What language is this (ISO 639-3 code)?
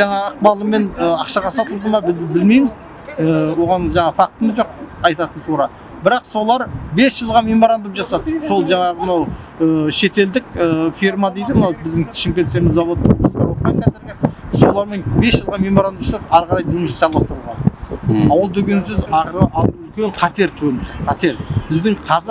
tur